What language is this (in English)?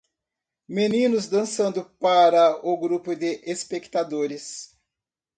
Portuguese